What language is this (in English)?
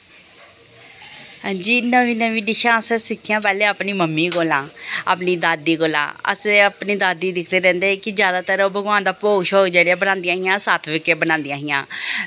Dogri